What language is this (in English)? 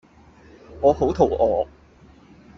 Cantonese